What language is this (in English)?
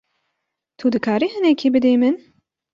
Kurdish